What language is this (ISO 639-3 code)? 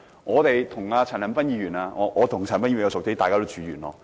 yue